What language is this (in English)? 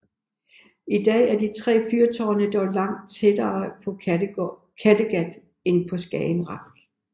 Danish